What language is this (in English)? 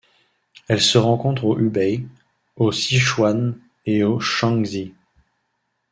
French